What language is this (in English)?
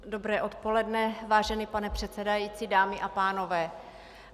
Czech